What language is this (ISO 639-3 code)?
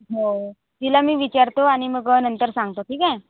mar